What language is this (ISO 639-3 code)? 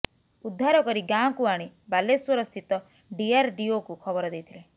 ori